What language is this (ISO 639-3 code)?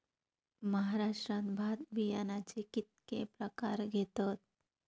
mar